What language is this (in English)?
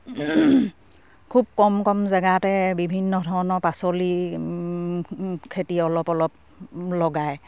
Assamese